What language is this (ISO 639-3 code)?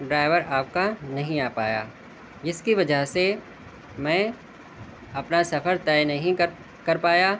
urd